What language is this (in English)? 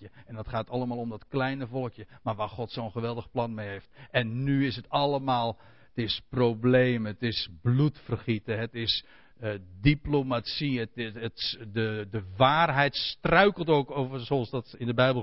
Dutch